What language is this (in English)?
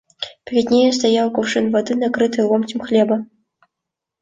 Russian